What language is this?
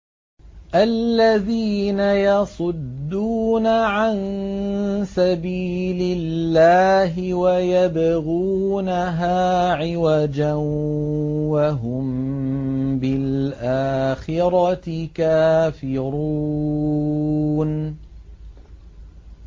Arabic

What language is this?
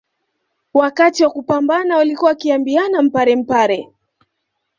Swahili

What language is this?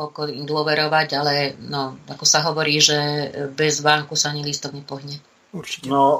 Slovak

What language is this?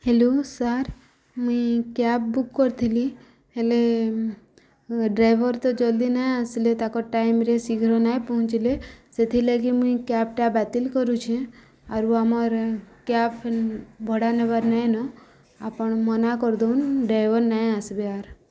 Odia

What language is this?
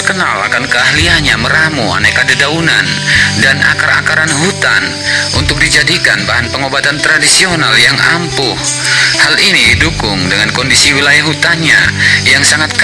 Indonesian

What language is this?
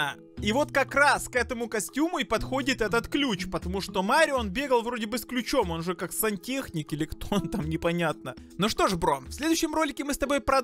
Russian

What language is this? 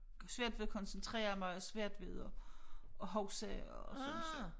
Danish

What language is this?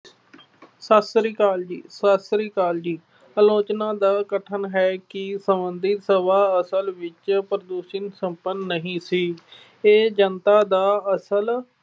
Punjabi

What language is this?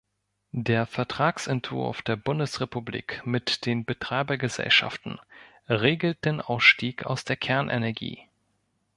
German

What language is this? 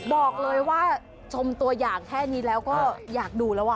Thai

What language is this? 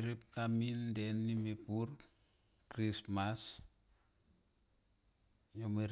Tomoip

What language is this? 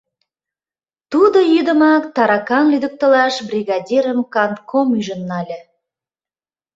Mari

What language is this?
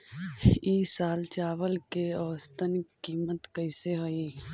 Magahi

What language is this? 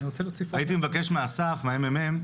Hebrew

